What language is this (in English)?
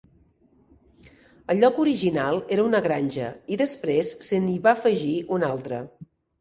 Catalan